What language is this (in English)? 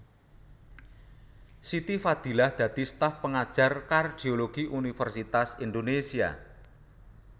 Javanese